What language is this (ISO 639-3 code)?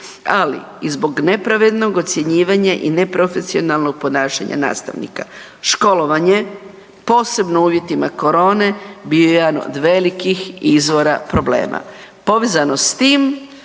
hrv